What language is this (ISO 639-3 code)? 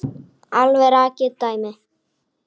isl